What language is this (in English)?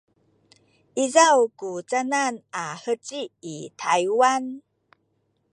Sakizaya